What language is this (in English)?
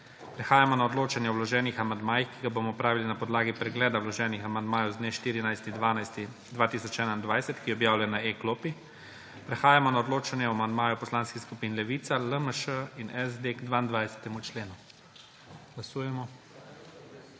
Slovenian